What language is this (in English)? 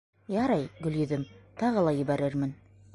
Bashkir